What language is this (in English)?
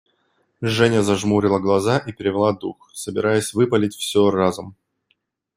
Russian